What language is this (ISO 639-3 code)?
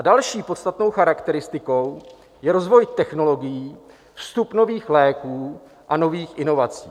ces